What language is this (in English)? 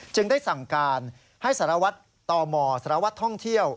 Thai